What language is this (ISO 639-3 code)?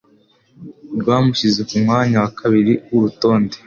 kin